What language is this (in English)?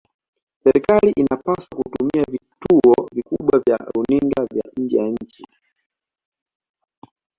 Swahili